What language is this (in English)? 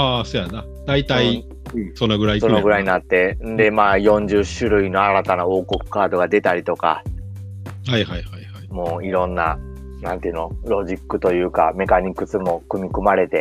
Japanese